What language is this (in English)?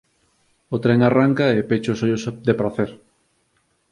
Galician